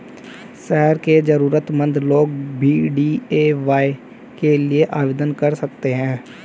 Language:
Hindi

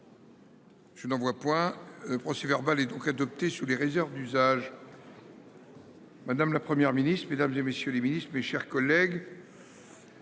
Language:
French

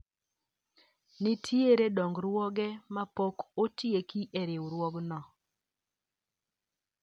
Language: Luo (Kenya and Tanzania)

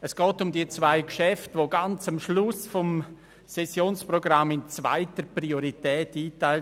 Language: Swiss German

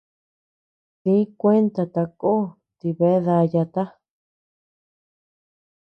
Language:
Tepeuxila Cuicatec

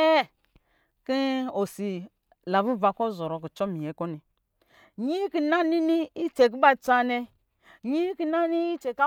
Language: Lijili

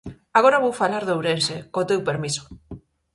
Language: Galician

